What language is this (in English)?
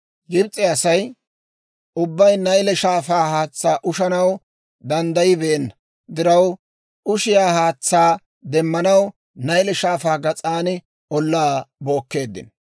Dawro